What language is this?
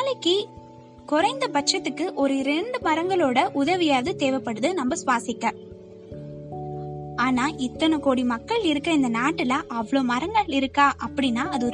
Tamil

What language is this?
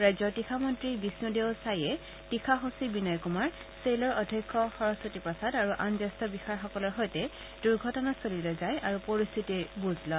Assamese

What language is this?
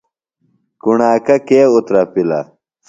Phalura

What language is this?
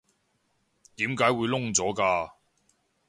Cantonese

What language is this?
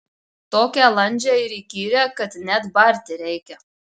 Lithuanian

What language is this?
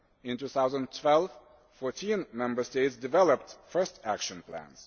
English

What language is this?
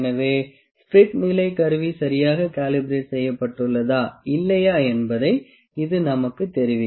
Tamil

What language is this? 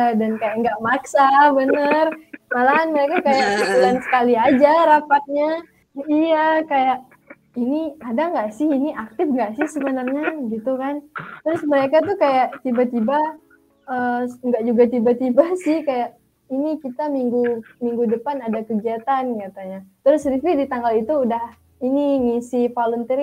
Indonesian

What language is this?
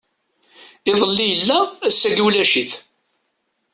Kabyle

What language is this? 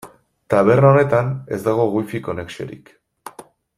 Basque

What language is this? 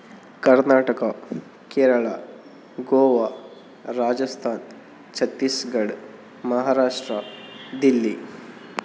Kannada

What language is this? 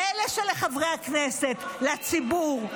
Hebrew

